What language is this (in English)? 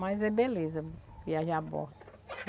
Portuguese